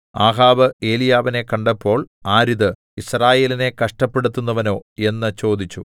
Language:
Malayalam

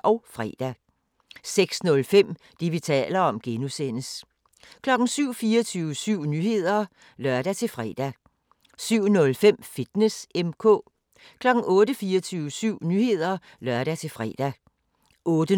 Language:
Danish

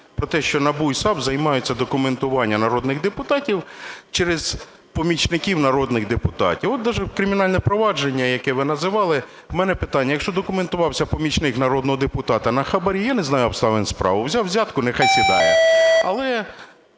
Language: Ukrainian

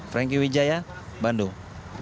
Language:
Indonesian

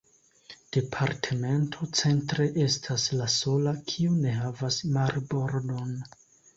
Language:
Esperanto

